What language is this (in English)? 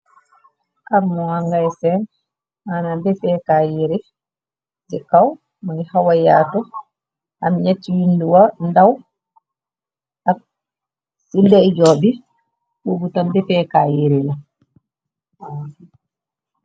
Wolof